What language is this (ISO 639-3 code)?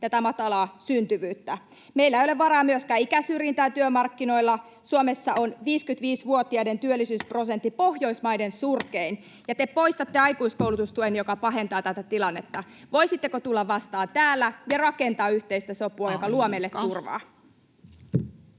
fin